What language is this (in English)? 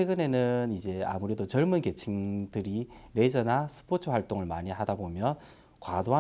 Korean